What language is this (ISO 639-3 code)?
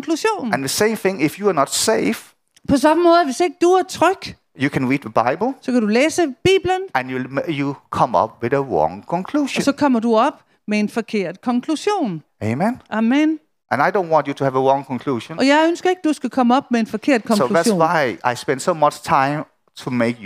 dan